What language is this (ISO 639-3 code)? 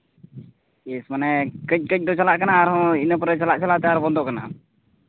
sat